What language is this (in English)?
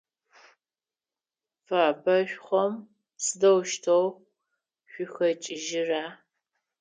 Adyghe